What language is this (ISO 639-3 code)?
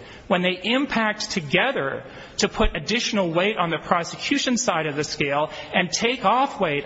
eng